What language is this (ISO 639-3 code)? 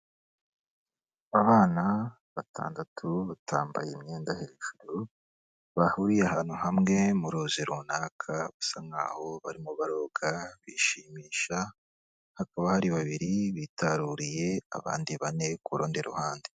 kin